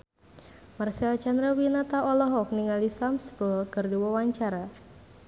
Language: Sundanese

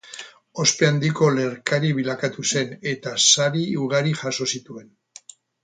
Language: Basque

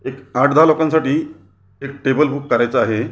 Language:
Marathi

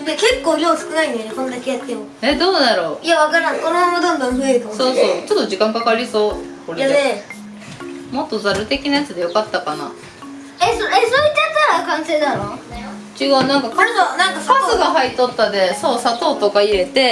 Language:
Japanese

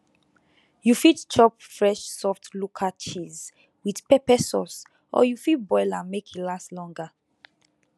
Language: Nigerian Pidgin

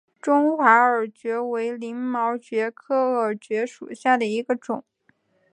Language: Chinese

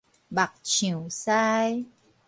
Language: Min Nan Chinese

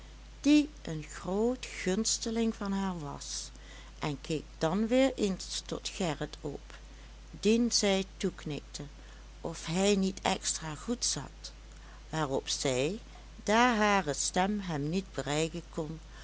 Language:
Dutch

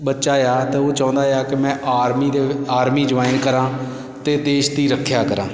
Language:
Punjabi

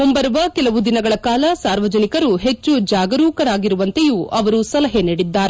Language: Kannada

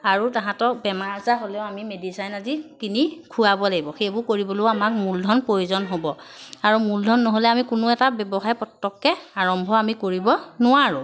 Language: Assamese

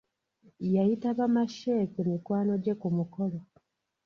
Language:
Ganda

